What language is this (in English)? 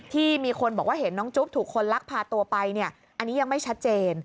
Thai